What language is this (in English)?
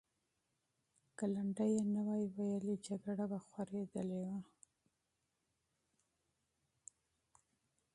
Pashto